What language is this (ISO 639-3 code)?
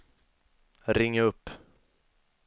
swe